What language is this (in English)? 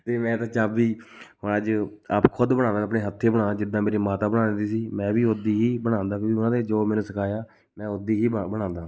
Punjabi